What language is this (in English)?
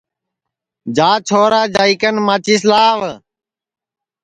Sansi